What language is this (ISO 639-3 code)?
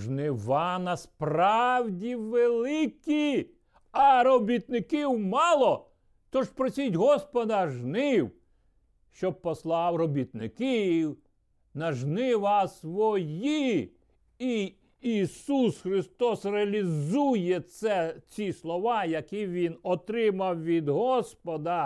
ukr